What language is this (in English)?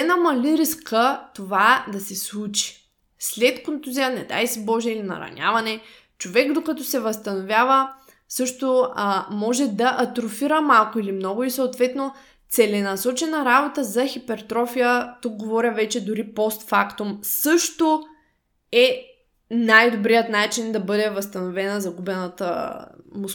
Bulgarian